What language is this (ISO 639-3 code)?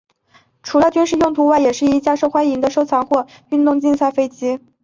zho